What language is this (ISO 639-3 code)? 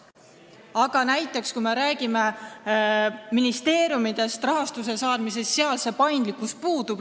est